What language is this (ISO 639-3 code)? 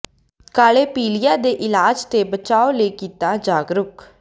pan